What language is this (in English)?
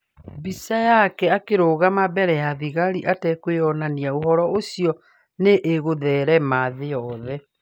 Kikuyu